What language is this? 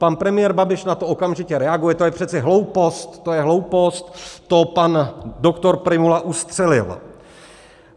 Czech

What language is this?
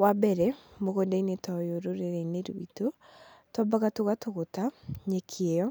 Kikuyu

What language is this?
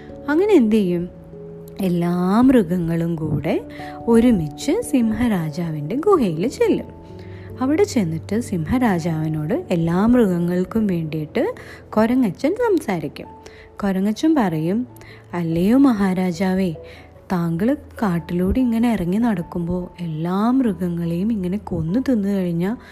Malayalam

